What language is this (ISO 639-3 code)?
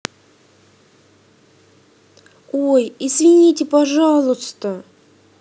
rus